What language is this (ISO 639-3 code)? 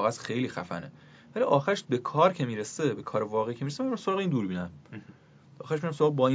fas